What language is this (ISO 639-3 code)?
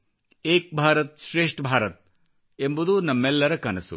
kan